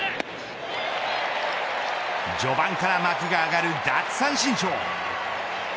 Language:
Japanese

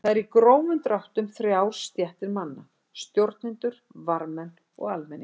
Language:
Icelandic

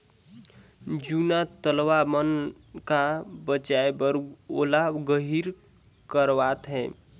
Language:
Chhattisgarhi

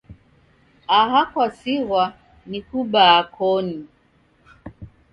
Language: Taita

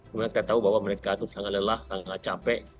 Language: Indonesian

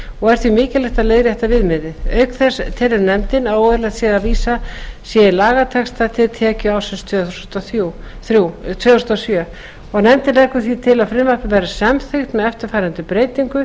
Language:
Icelandic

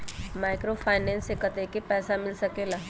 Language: Magahi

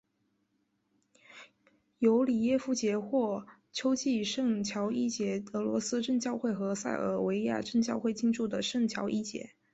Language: Chinese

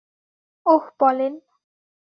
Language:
Bangla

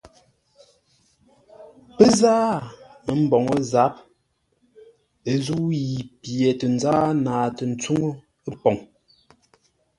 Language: Ngombale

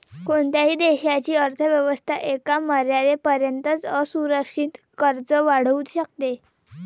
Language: Marathi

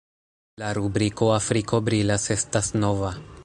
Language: Esperanto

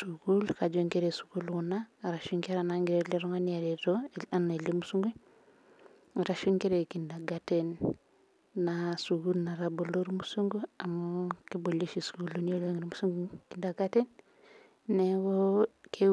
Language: Masai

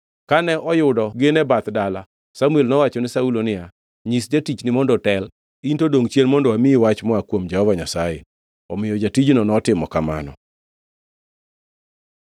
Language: Luo (Kenya and Tanzania)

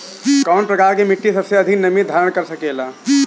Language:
Bhojpuri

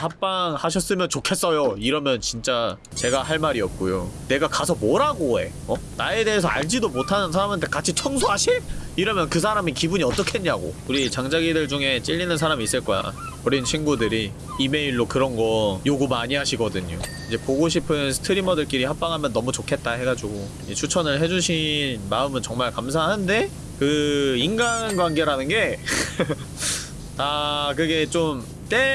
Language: Korean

